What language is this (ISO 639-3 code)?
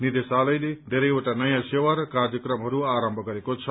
nep